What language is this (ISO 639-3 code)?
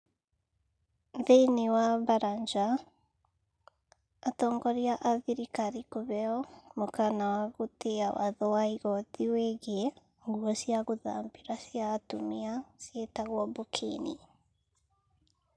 kik